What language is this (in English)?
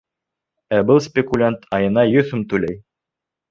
Bashkir